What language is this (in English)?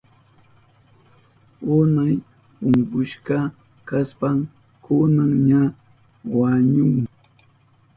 Southern Pastaza Quechua